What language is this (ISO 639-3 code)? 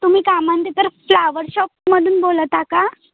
mar